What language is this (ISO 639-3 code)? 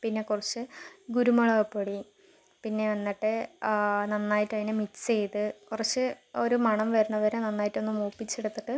mal